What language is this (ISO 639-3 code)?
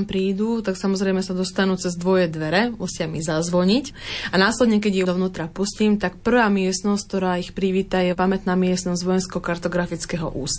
slk